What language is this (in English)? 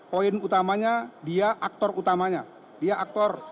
Indonesian